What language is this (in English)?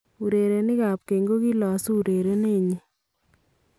Kalenjin